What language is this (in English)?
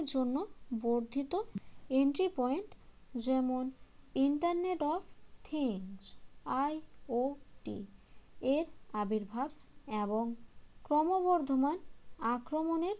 Bangla